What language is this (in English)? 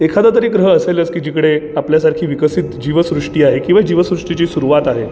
Marathi